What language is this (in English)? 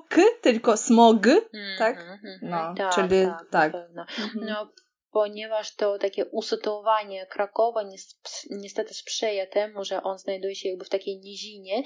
Polish